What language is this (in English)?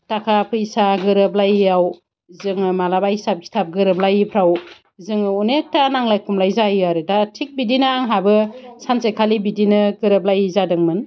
Bodo